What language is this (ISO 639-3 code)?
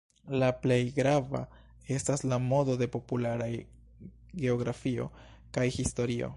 epo